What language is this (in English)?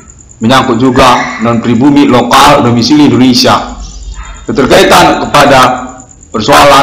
Indonesian